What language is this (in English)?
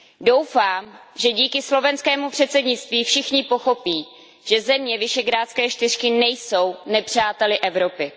Czech